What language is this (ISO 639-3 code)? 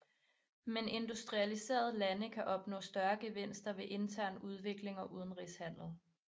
dan